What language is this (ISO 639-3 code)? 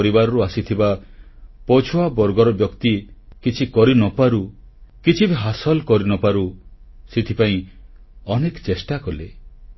ori